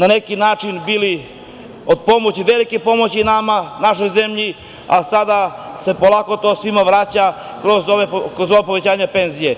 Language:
Serbian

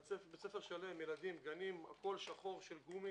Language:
Hebrew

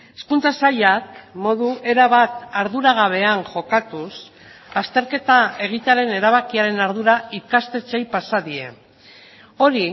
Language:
Basque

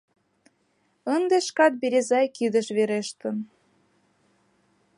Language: Mari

